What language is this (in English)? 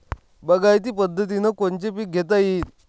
Marathi